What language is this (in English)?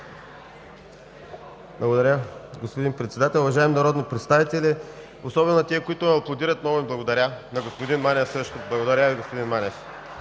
Bulgarian